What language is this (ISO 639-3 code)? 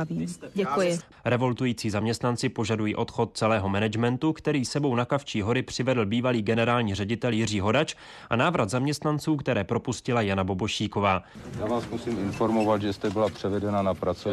ces